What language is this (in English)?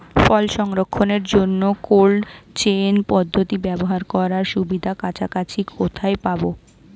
Bangla